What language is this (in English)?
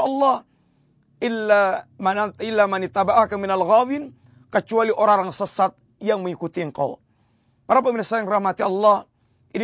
Malay